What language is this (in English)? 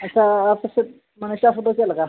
Santali